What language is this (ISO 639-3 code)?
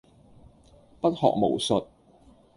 yue